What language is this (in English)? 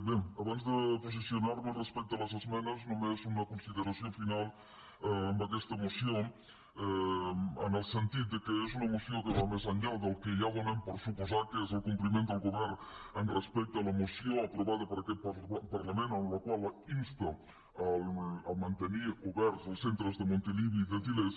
Catalan